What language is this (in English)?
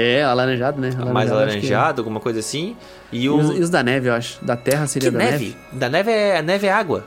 Portuguese